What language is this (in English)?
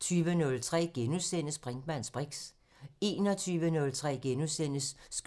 Danish